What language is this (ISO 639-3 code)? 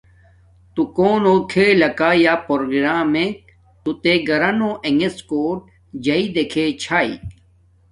dmk